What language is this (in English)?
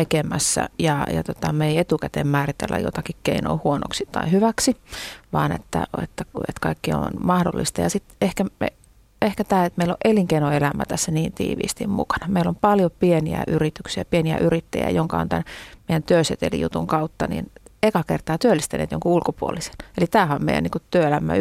Finnish